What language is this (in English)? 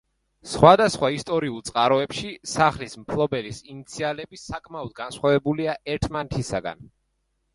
Georgian